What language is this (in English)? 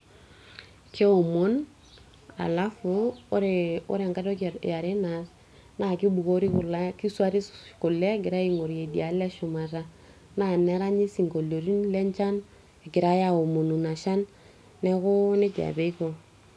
Masai